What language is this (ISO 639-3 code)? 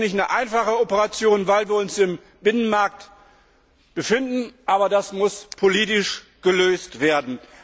deu